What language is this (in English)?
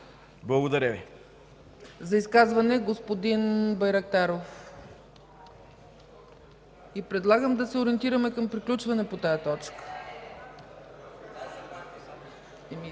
Bulgarian